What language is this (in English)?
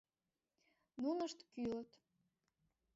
Mari